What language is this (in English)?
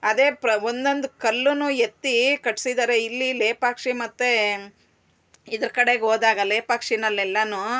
Kannada